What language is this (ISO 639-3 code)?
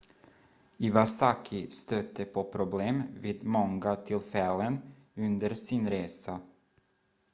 swe